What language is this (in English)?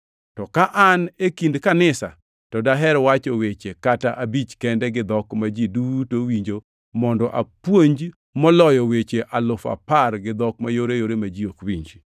Luo (Kenya and Tanzania)